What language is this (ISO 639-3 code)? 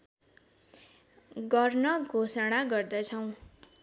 nep